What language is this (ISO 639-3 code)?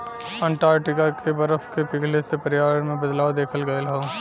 bho